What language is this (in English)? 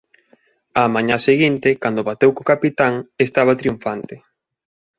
Galician